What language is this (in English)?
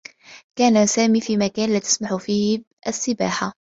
Arabic